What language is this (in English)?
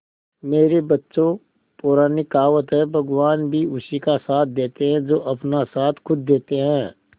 Hindi